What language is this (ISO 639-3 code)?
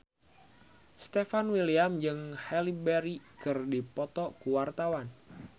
sun